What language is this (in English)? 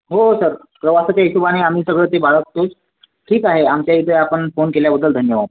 Marathi